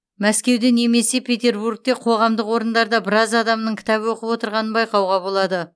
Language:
Kazakh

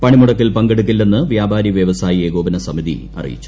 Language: Malayalam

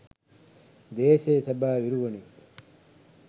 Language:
Sinhala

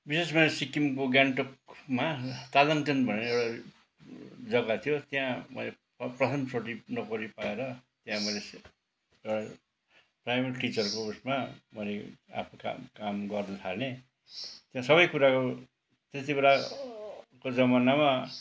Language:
Nepali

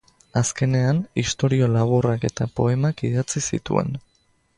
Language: Basque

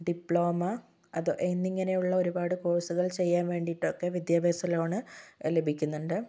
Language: Malayalam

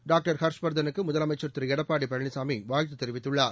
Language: Tamil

